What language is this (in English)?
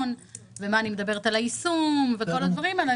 Hebrew